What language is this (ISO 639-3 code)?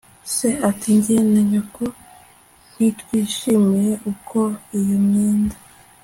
kin